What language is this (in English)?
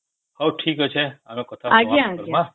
Odia